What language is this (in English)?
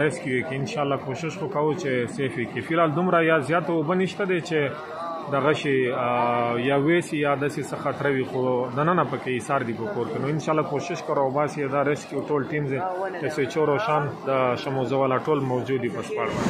Romanian